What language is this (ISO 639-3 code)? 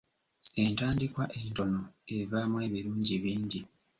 lug